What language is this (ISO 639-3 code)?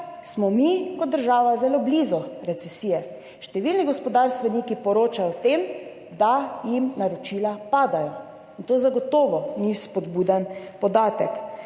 slv